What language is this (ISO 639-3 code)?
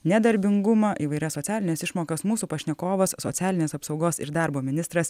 lit